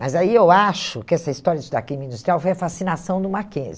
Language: Portuguese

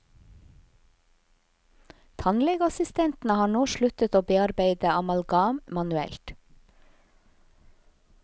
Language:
Norwegian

